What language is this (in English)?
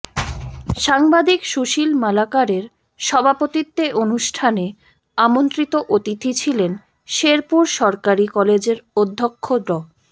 Bangla